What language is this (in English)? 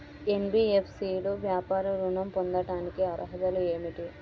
Telugu